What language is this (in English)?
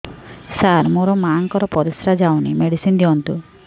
Odia